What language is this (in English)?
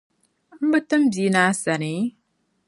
Dagbani